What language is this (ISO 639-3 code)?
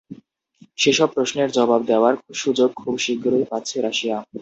ben